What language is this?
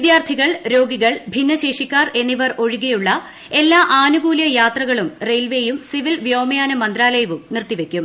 Malayalam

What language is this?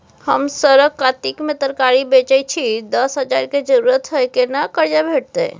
Maithili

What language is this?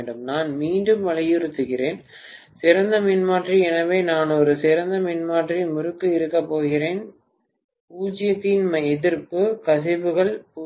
Tamil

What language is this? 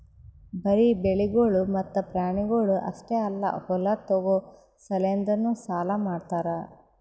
Kannada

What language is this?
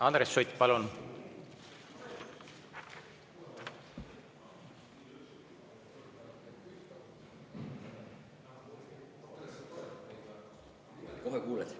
Estonian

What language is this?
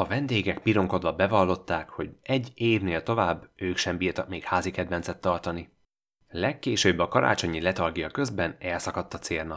Hungarian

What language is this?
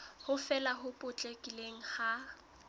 Southern Sotho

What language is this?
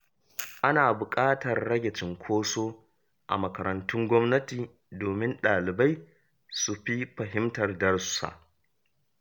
Hausa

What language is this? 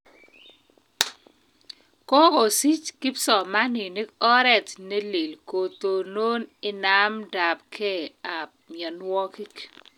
Kalenjin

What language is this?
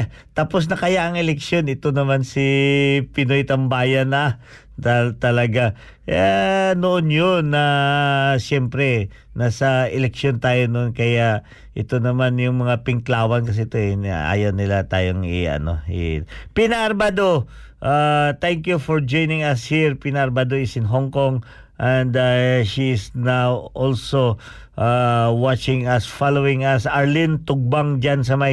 Filipino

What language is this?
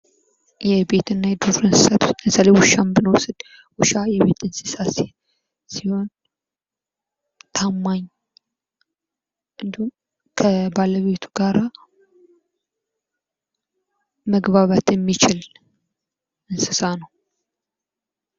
Amharic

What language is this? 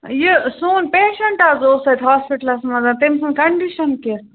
Kashmiri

